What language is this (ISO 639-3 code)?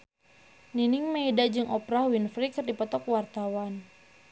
sun